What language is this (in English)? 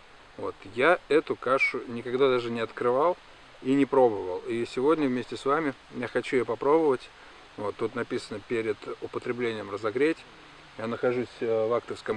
Russian